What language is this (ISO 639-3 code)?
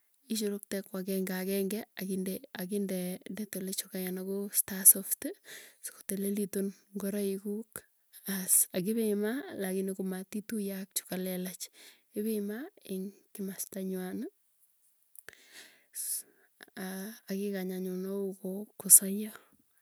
tuy